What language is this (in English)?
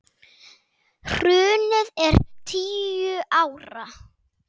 Icelandic